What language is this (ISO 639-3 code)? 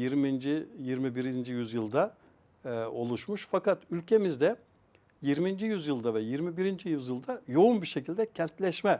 tur